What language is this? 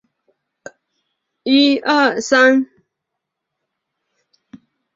Chinese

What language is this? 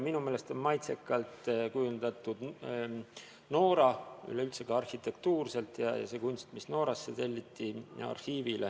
Estonian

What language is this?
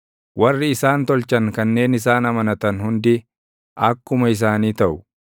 Oromo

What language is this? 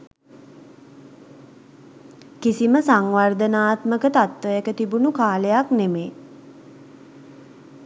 Sinhala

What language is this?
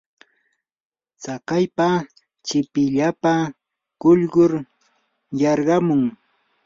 Yanahuanca Pasco Quechua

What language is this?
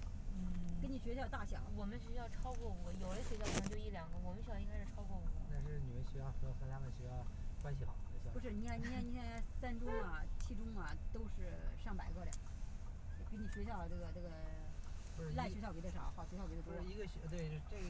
Chinese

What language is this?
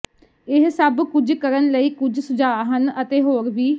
Punjabi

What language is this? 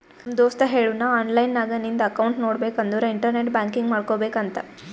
Kannada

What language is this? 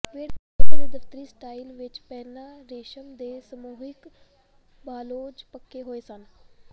Punjabi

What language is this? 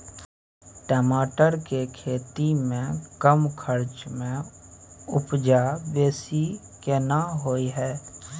Maithili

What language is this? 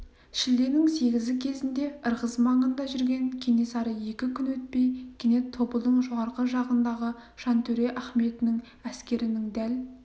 Kazakh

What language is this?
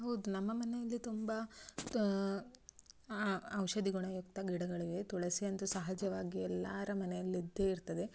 Kannada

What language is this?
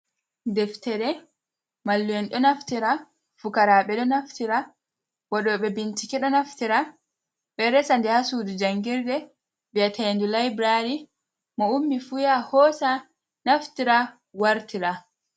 Fula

